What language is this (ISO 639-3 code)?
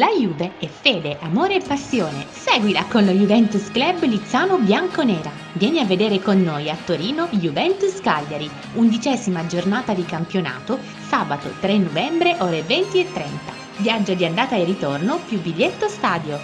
ita